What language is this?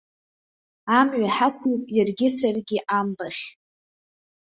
Abkhazian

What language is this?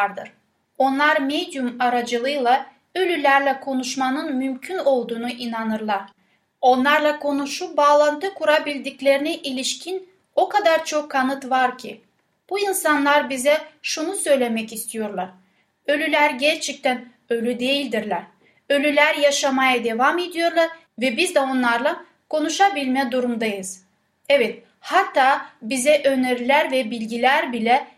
Turkish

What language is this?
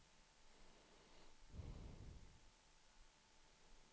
Swedish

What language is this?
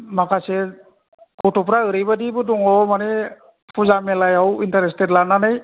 Bodo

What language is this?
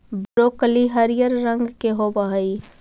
Magahi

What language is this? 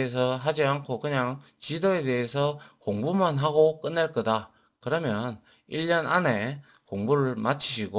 Korean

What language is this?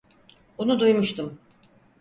Turkish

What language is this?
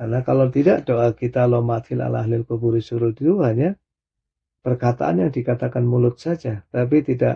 Indonesian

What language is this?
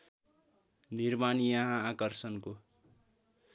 Nepali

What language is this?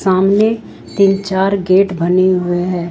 Hindi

